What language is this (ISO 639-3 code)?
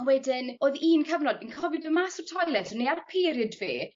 cym